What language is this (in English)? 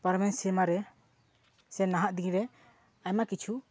Santali